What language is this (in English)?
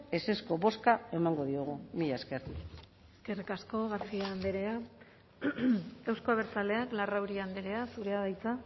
Basque